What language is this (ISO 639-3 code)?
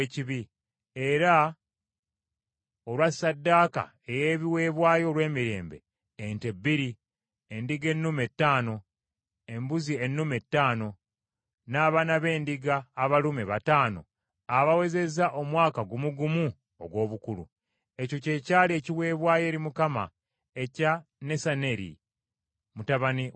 lug